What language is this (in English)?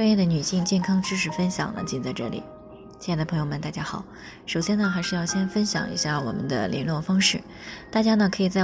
Chinese